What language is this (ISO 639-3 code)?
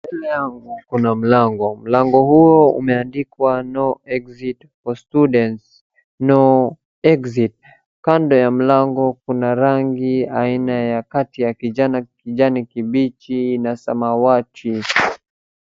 swa